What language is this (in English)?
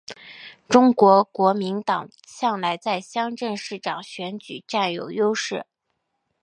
Chinese